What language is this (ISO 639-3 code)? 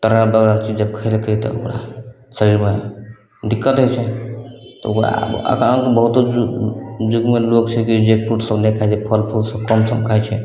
mai